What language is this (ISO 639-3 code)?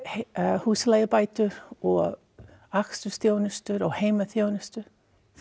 isl